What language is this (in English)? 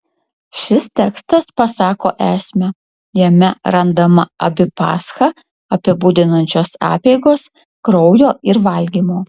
Lithuanian